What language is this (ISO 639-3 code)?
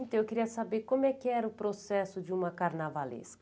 por